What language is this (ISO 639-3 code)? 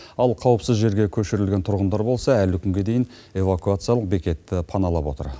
kaz